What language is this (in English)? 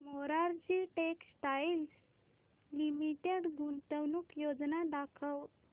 Marathi